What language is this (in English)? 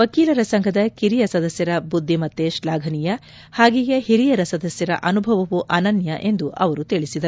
Kannada